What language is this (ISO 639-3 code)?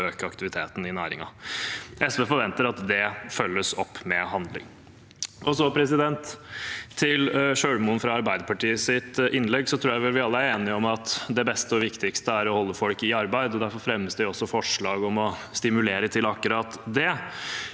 nor